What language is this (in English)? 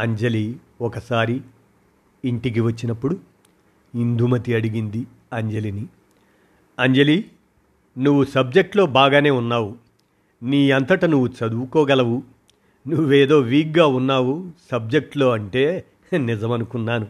Telugu